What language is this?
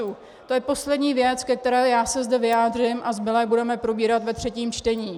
Czech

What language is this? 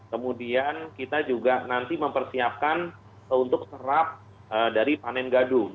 Indonesian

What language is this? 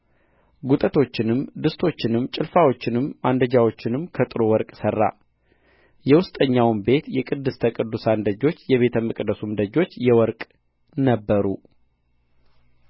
Amharic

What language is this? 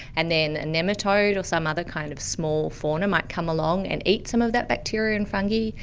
English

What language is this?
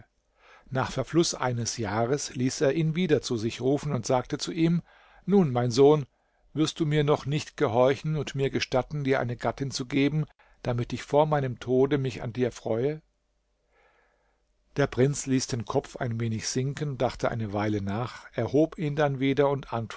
German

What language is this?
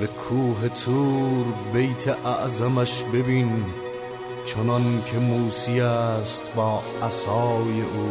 Persian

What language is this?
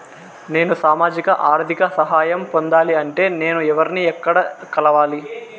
Telugu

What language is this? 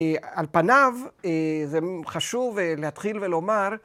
Hebrew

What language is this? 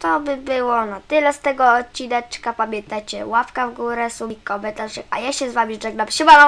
Polish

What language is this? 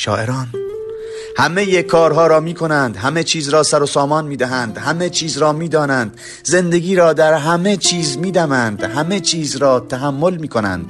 Persian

